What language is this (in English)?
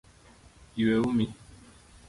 Luo (Kenya and Tanzania)